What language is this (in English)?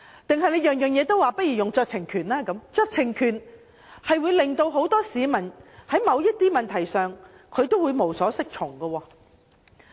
Cantonese